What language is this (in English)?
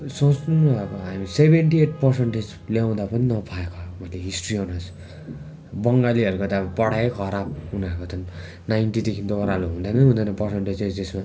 Nepali